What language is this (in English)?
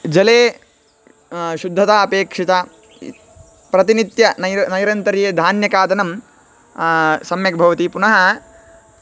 Sanskrit